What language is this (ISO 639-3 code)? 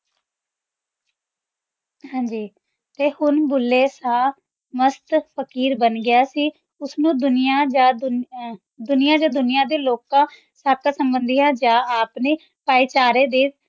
pan